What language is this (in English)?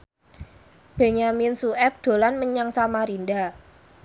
Javanese